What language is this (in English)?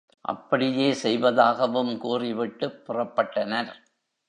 Tamil